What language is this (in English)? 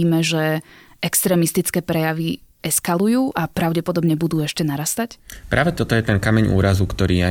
Slovak